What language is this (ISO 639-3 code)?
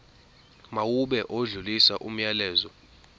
zul